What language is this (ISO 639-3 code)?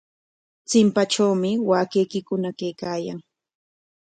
qwa